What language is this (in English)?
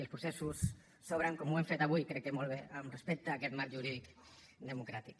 Catalan